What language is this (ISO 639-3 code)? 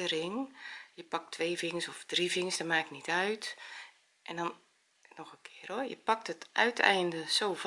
nld